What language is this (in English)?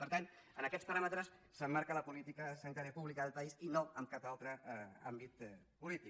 Catalan